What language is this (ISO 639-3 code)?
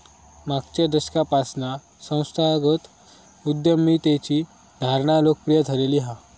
mar